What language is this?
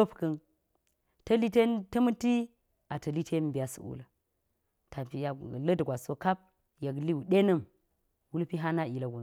Geji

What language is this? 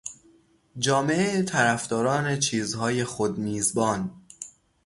Persian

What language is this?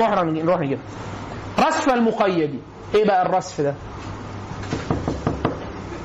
Arabic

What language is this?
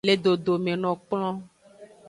Aja (Benin)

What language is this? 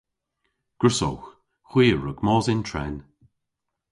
Cornish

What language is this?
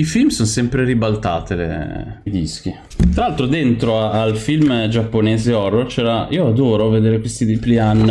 Italian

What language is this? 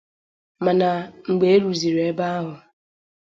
Igbo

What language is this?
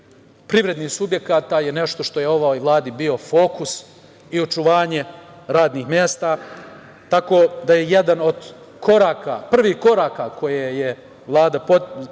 Serbian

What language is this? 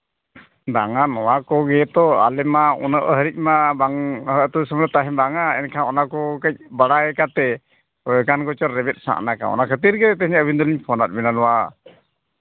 Santali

